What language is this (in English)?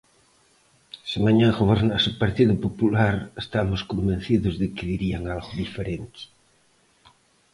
Galician